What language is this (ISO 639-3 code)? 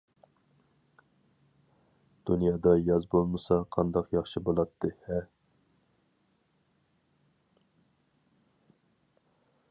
uig